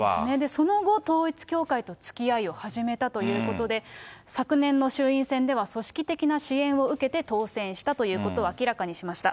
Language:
Japanese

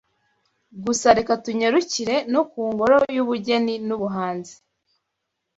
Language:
Kinyarwanda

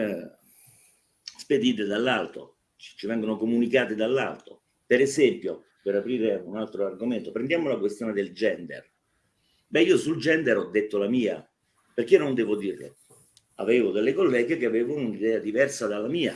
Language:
Italian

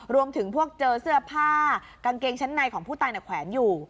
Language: Thai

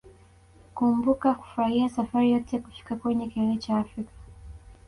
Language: Swahili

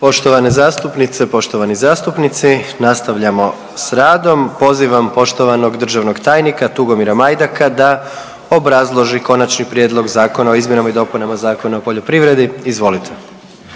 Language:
Croatian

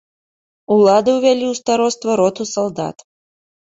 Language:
Belarusian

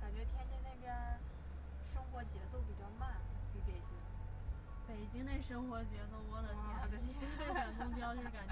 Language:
Chinese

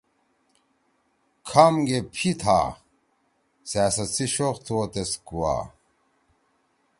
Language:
Torwali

